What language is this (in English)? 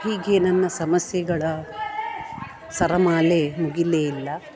Kannada